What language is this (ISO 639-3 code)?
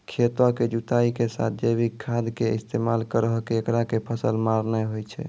mai